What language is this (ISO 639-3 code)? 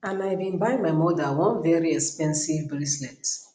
pcm